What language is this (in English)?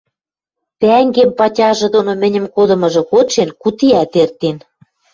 Western Mari